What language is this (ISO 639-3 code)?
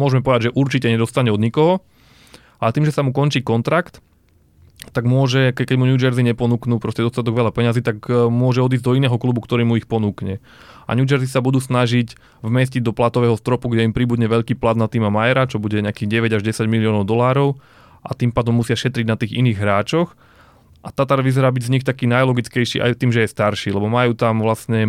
slk